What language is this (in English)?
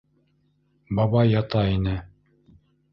Bashkir